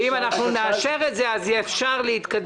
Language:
Hebrew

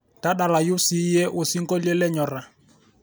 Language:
Masai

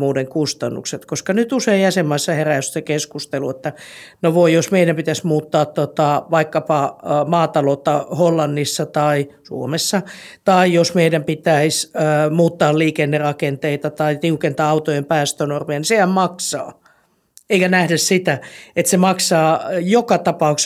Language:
Finnish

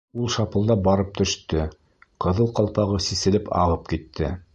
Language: Bashkir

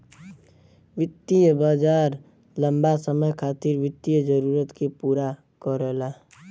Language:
Bhojpuri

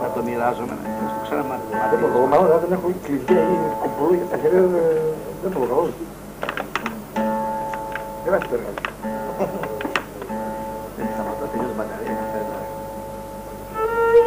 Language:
Greek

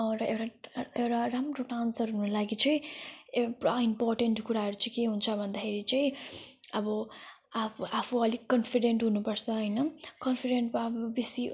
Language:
Nepali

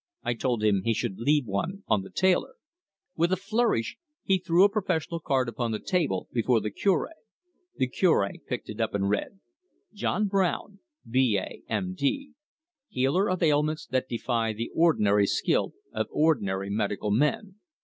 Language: English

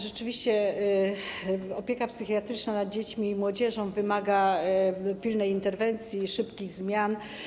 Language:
Polish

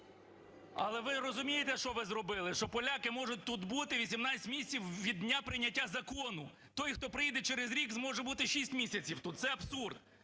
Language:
Ukrainian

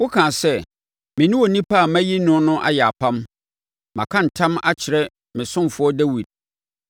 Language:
Akan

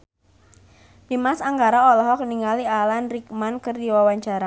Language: Sundanese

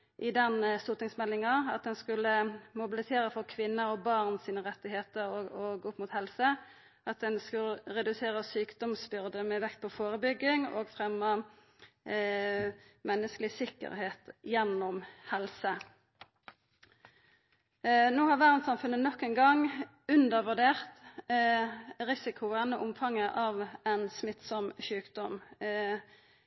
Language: Norwegian Nynorsk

